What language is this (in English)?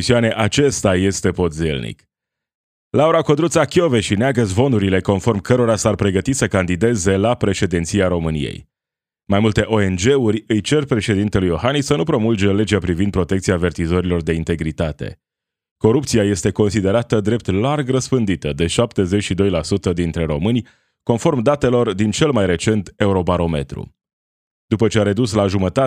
Romanian